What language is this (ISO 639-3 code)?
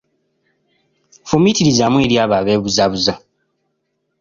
lug